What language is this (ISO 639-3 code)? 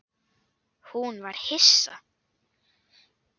isl